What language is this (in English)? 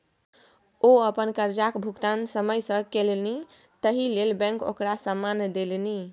Maithili